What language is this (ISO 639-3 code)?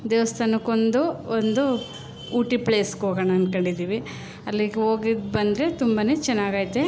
kan